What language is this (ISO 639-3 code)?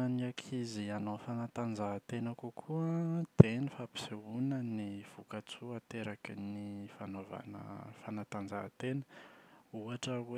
mlg